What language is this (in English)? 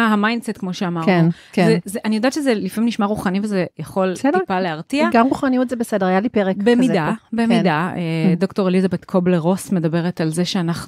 Hebrew